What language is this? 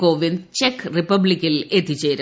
Malayalam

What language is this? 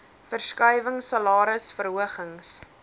Afrikaans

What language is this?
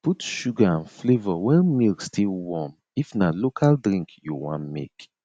Nigerian Pidgin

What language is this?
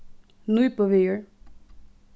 Faroese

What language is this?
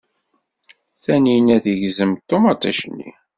Kabyle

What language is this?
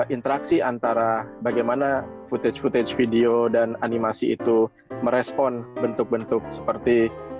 Indonesian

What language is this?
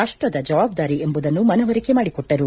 Kannada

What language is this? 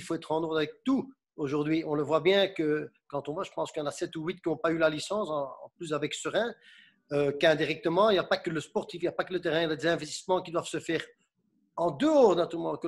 French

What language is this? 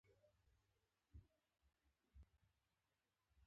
Pashto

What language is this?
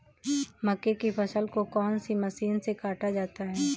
Hindi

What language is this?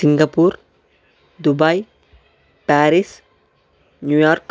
Telugu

